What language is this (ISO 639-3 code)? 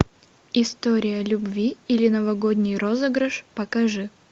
rus